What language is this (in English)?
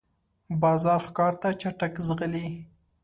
Pashto